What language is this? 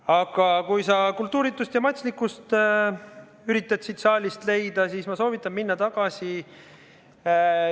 Estonian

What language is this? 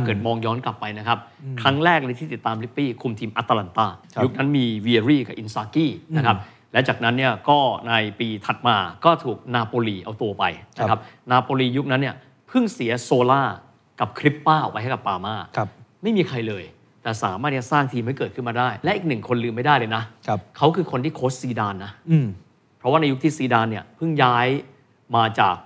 Thai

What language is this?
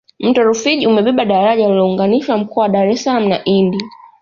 Swahili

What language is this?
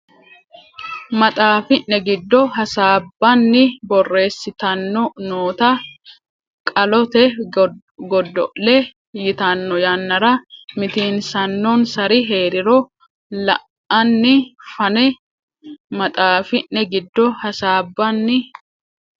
Sidamo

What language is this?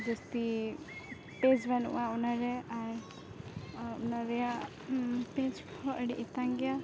Santali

